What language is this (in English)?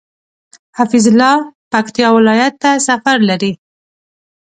Pashto